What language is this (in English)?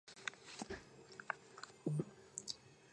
Georgian